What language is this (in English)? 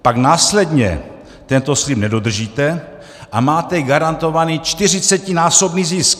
Czech